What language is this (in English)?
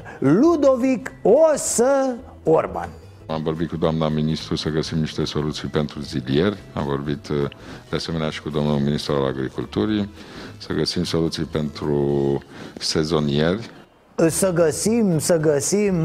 Romanian